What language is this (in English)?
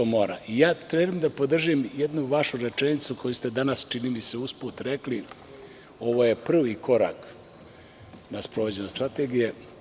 Serbian